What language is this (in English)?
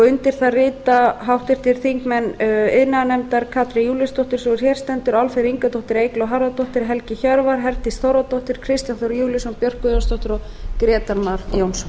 Icelandic